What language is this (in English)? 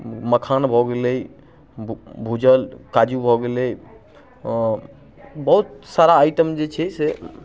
Maithili